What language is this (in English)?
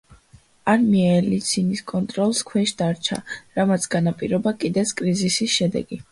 Georgian